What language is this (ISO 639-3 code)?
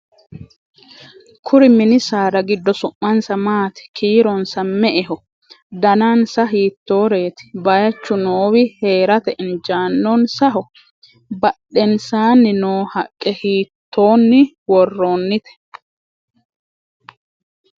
sid